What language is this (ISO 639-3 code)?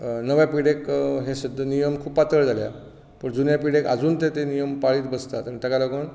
kok